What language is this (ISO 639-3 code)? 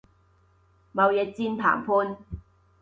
yue